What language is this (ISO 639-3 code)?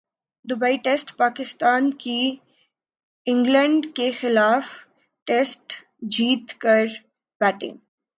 urd